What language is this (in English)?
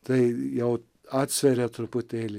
Lithuanian